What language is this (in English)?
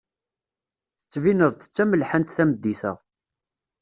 Kabyle